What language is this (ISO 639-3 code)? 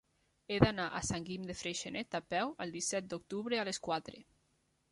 cat